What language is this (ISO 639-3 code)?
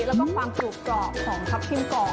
tha